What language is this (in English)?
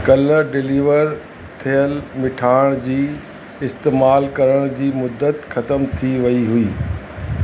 Sindhi